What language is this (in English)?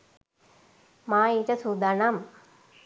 Sinhala